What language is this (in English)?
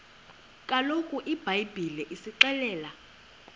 Xhosa